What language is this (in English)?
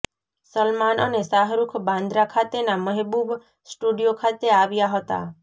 Gujarati